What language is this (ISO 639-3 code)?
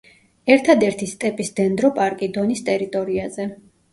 kat